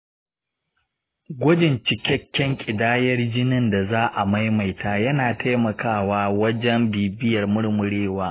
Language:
Hausa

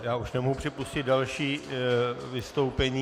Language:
Czech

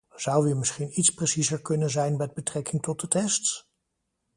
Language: Dutch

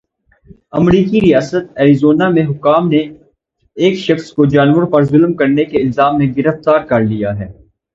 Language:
Urdu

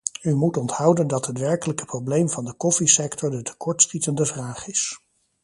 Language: Dutch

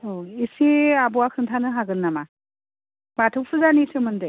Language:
Bodo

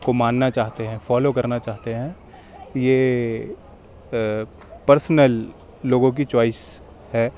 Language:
Urdu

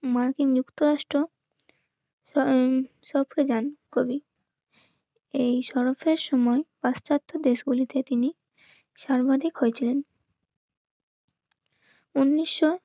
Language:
Bangla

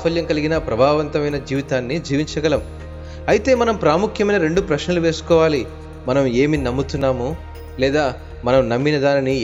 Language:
Telugu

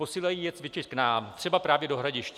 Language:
Czech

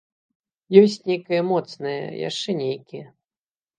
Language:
Belarusian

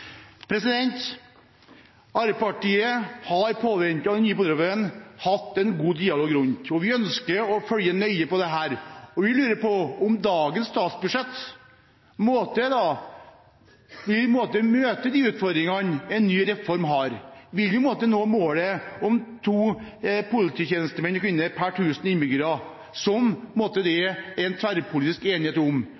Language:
Norwegian Bokmål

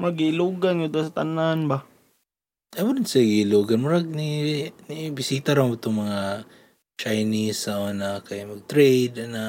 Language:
Filipino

